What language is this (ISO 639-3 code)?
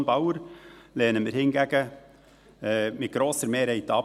gsw